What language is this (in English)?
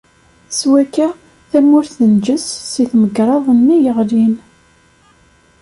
Kabyle